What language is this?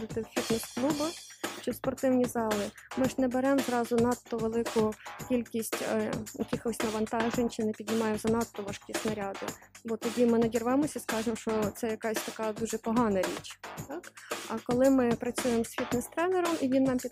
Ukrainian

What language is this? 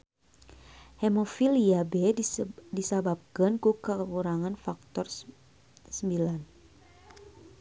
Sundanese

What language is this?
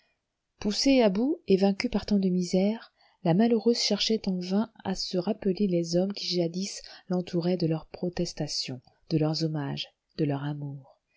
French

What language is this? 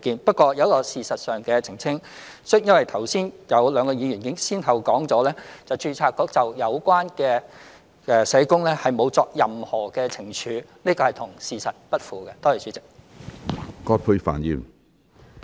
Cantonese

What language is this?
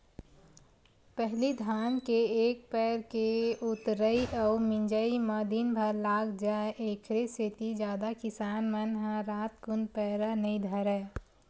Chhattisgarhi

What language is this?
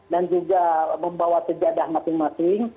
Indonesian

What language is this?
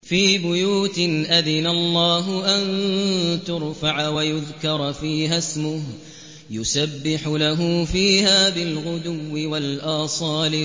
Arabic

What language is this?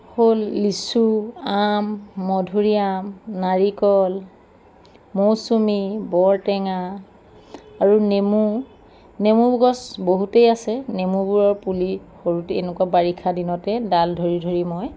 Assamese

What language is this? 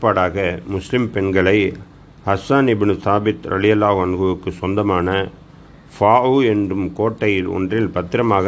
Tamil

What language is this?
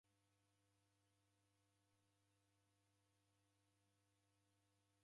Taita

